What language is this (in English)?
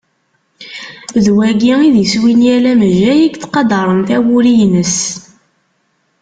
Kabyle